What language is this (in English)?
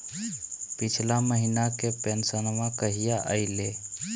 Magahi